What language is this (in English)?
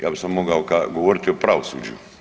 Croatian